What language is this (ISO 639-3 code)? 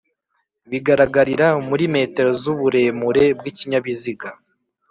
kin